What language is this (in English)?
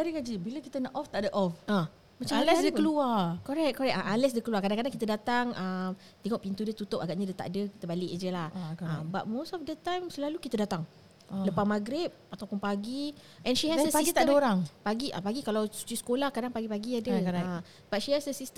Malay